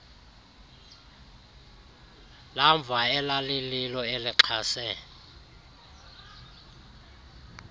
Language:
Xhosa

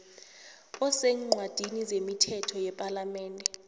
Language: South Ndebele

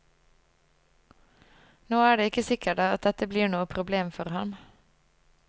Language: Norwegian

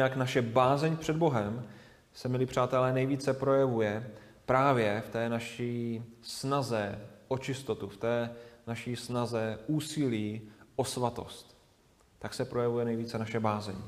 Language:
Czech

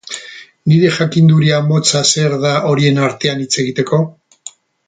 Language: Basque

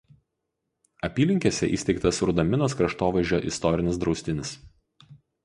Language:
Lithuanian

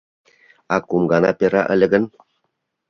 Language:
Mari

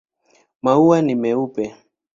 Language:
Swahili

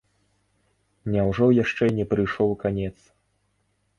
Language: Belarusian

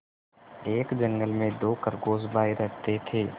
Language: Hindi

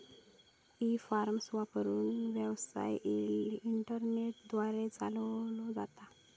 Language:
Marathi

